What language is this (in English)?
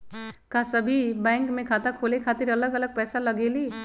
Magahi